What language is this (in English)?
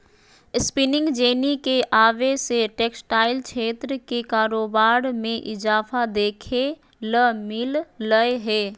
Magahi